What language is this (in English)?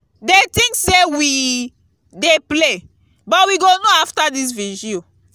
Nigerian Pidgin